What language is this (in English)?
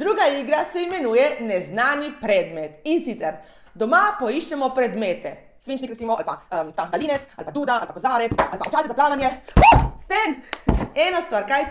Slovenian